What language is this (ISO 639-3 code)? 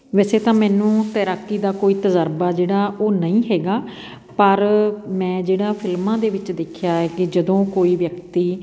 pan